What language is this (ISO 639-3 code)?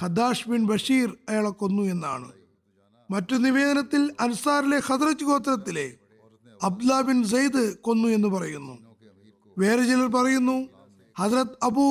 mal